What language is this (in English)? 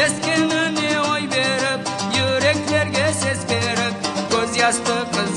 Turkish